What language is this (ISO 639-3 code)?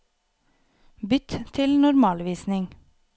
nor